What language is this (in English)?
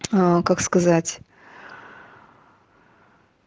Russian